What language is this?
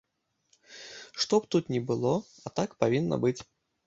Belarusian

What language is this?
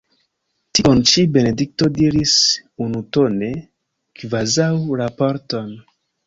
Esperanto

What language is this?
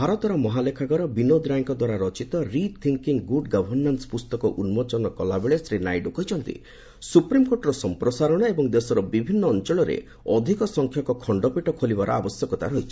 Odia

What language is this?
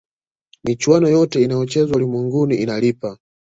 Swahili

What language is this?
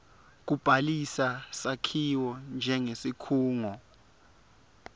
Swati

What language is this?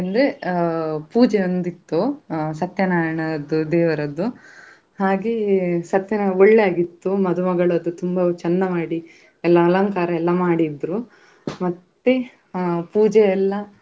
Kannada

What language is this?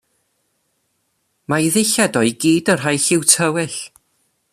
Welsh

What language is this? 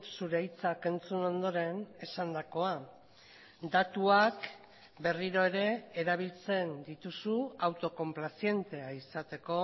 Basque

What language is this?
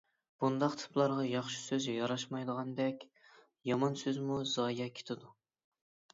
Uyghur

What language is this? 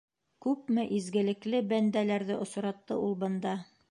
Bashkir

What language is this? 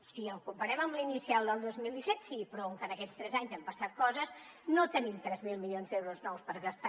Catalan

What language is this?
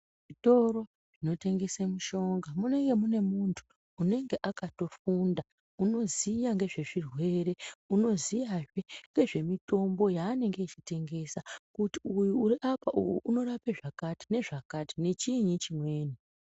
Ndau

